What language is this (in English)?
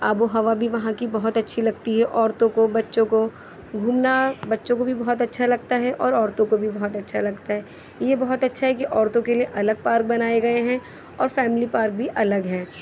Urdu